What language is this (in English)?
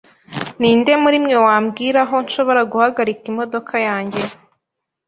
Kinyarwanda